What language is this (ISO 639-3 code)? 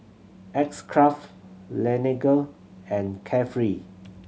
eng